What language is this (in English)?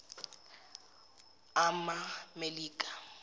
Zulu